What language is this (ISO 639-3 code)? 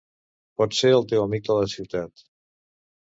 cat